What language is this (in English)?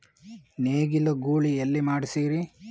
Kannada